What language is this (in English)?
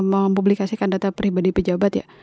Indonesian